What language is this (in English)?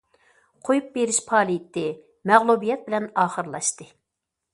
Uyghur